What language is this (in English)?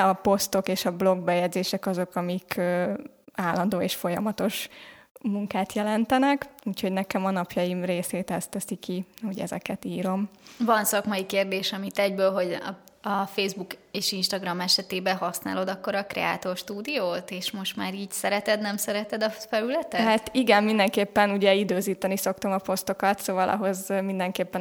Hungarian